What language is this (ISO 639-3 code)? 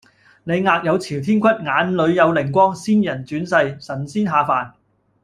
yue